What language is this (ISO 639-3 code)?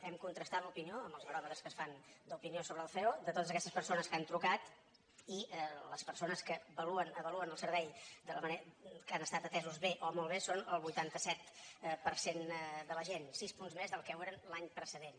cat